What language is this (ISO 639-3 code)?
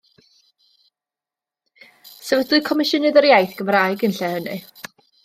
cym